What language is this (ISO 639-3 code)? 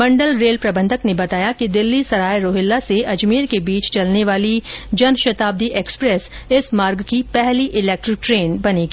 hin